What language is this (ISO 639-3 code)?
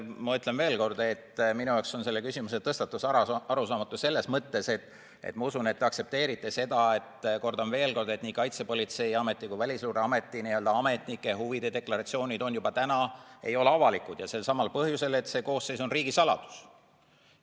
est